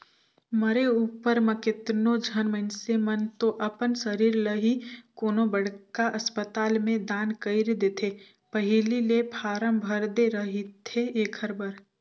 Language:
Chhattisgarhi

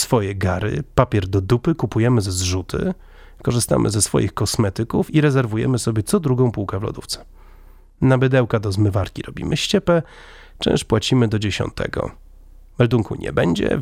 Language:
Polish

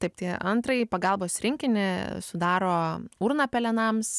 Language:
Lithuanian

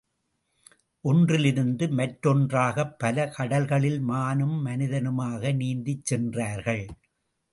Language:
Tamil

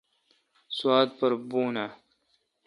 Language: Kalkoti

